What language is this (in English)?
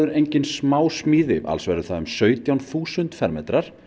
Icelandic